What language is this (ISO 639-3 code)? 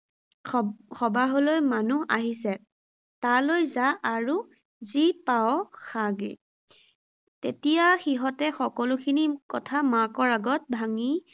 asm